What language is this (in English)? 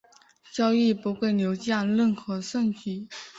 Chinese